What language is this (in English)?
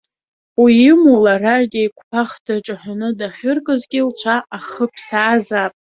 Abkhazian